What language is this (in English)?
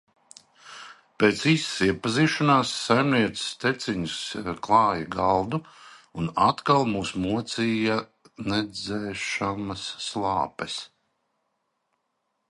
Latvian